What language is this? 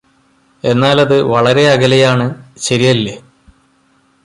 Malayalam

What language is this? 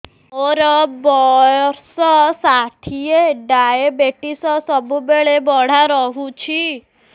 Odia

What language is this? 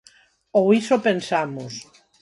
Galician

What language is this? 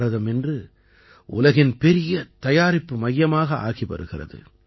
Tamil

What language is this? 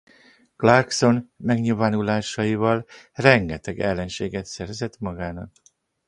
Hungarian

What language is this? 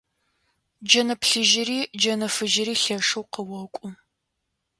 Adyghe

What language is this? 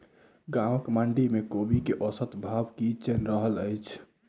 Maithili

